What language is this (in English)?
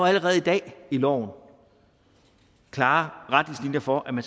Danish